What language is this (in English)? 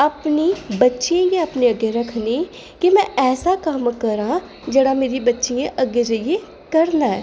Dogri